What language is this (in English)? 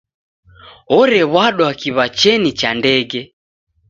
Taita